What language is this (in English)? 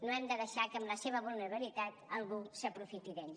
Catalan